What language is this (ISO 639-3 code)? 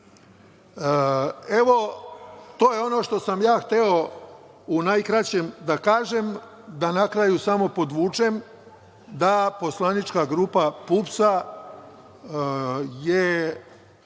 srp